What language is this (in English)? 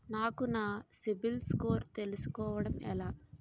Telugu